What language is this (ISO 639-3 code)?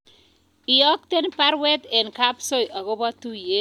kln